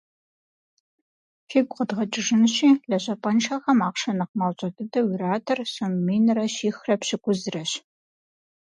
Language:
Kabardian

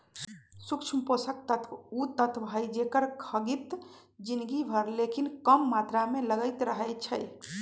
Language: Magahi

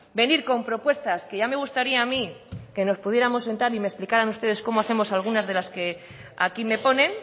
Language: Spanish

